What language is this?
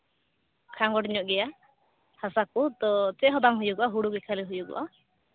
Santali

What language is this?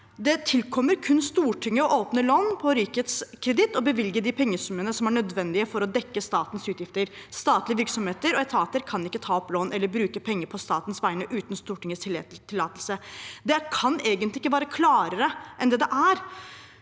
Norwegian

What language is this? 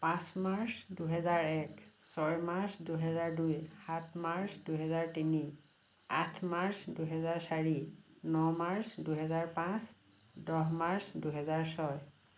Assamese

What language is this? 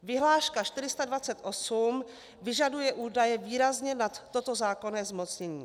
Czech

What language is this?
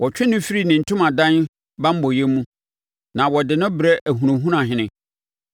Akan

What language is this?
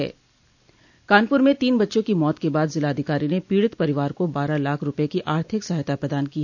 Hindi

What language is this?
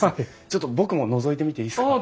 Japanese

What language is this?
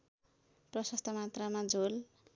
Nepali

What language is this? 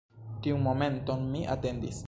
Esperanto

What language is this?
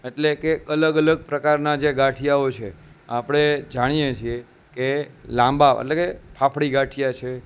Gujarati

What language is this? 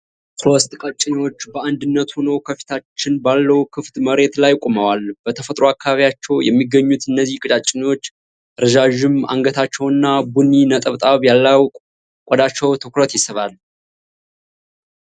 Amharic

